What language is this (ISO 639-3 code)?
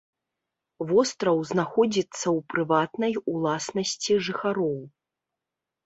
bel